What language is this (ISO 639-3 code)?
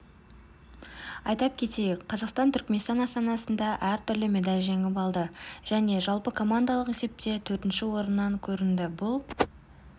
kaz